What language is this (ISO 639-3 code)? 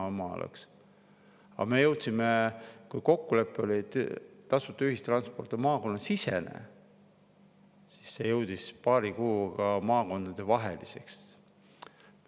est